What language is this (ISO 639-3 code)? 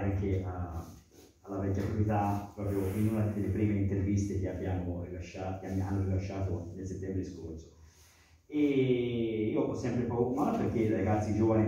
ita